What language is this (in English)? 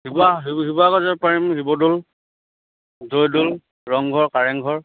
Assamese